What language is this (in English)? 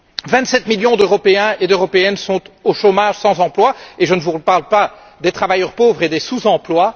French